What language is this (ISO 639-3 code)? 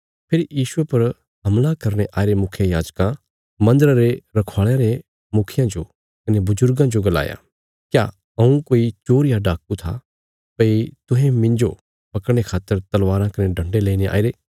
kfs